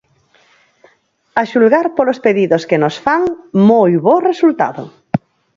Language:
Galician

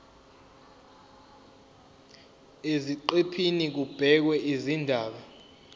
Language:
Zulu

